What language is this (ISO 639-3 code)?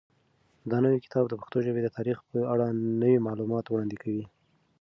pus